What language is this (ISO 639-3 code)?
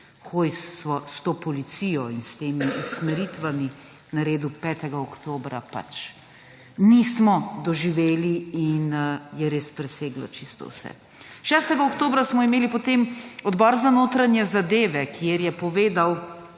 slv